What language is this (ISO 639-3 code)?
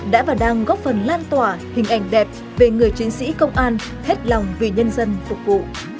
vie